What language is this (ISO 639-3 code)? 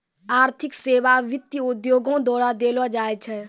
mai